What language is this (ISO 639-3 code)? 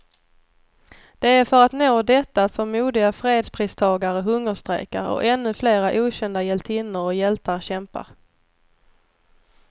swe